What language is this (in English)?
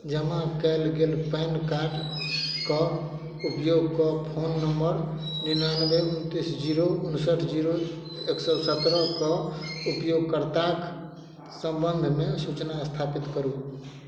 Maithili